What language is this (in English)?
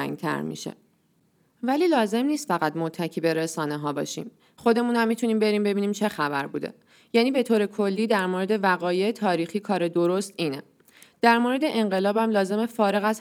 Persian